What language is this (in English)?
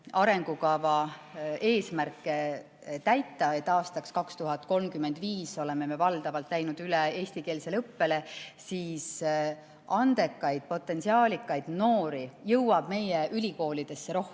Estonian